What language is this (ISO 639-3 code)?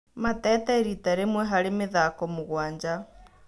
kik